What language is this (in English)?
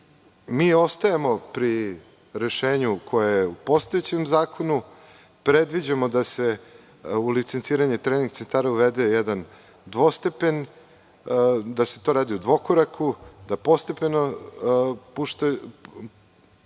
Serbian